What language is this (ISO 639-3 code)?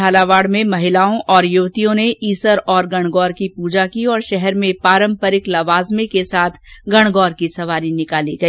hin